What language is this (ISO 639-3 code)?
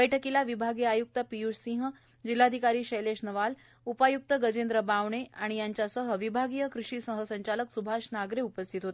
mar